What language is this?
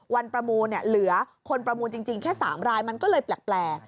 Thai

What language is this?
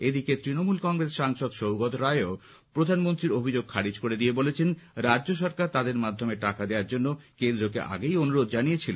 Bangla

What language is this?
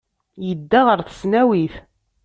Kabyle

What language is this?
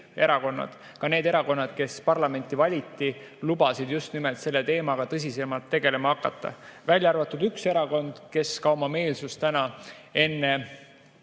Estonian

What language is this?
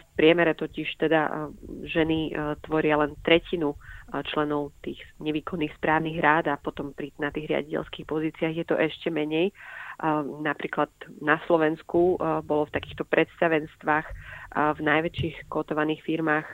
Slovak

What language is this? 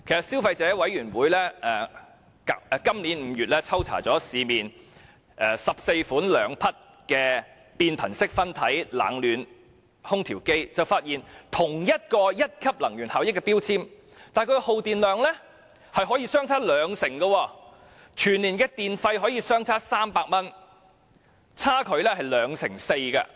Cantonese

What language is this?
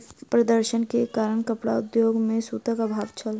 Maithili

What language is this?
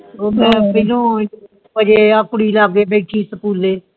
Punjabi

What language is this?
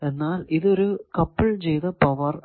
Malayalam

